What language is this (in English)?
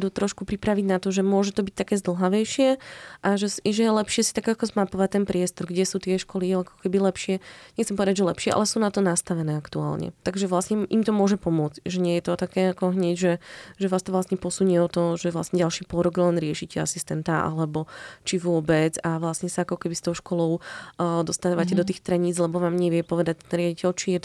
Slovak